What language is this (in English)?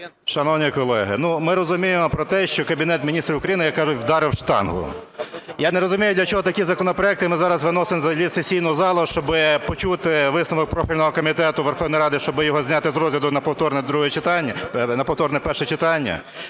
Ukrainian